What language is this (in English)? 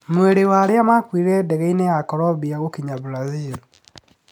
Kikuyu